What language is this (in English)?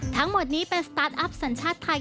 Thai